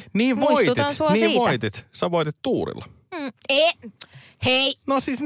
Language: Finnish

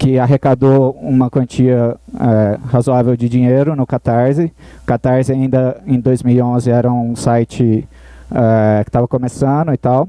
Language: Portuguese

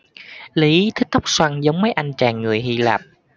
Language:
Vietnamese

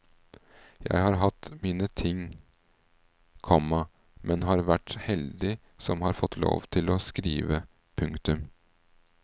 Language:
Norwegian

